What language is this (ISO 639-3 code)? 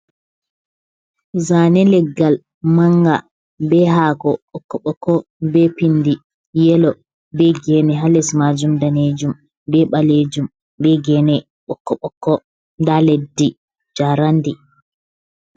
ful